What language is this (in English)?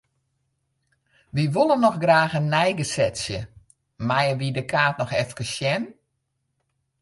Western Frisian